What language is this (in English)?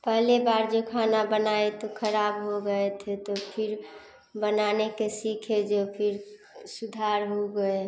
Hindi